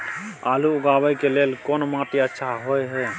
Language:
Maithili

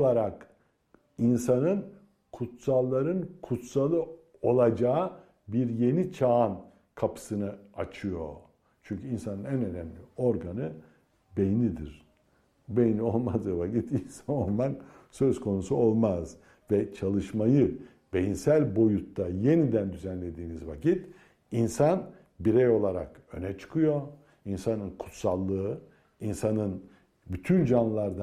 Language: Turkish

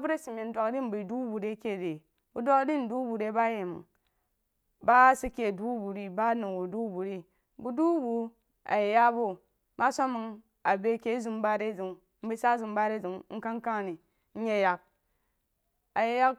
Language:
Jiba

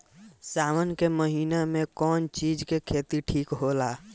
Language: Bhojpuri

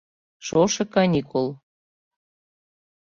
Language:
Mari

